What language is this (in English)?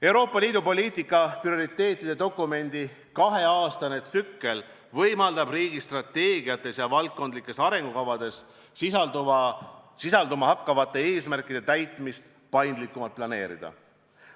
Estonian